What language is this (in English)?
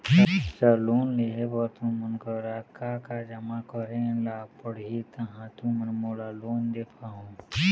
Chhattisgarhi